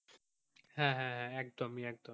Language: Bangla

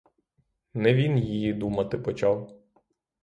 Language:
Ukrainian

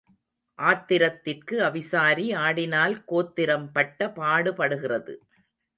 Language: Tamil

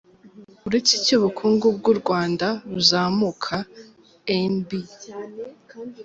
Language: Kinyarwanda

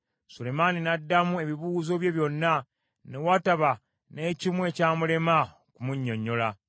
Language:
Ganda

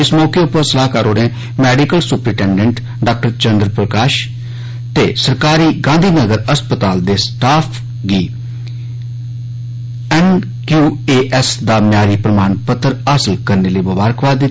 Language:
Dogri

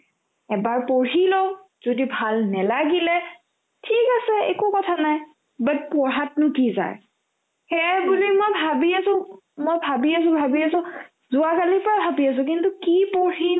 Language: Assamese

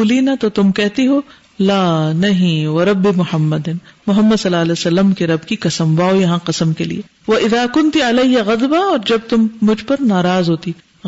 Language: Urdu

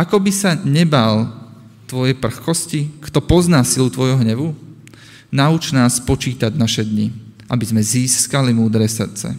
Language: Slovak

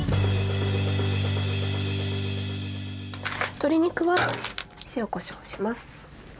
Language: Japanese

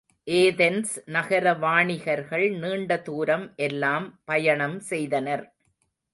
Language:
Tamil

